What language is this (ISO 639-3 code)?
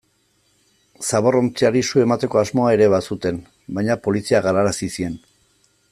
eus